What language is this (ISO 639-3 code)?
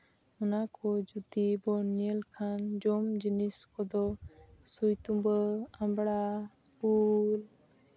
sat